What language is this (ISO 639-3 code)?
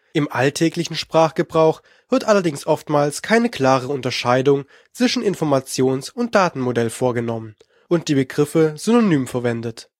deu